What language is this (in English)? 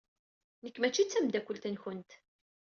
Kabyle